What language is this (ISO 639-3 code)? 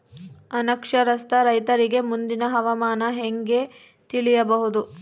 kan